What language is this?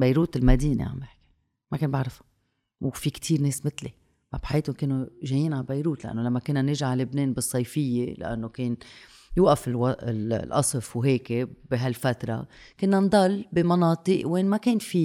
Arabic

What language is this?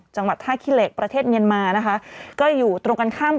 Thai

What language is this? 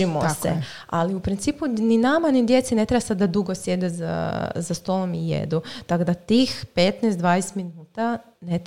Croatian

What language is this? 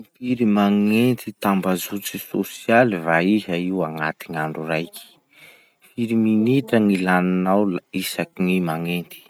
Masikoro Malagasy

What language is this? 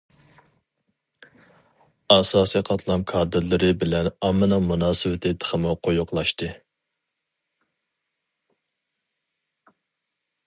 Uyghur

